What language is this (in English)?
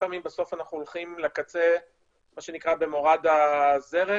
Hebrew